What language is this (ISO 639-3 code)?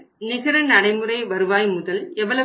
tam